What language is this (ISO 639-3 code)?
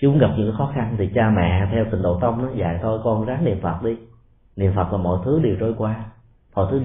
vie